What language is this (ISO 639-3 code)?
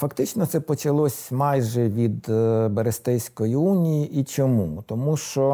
ukr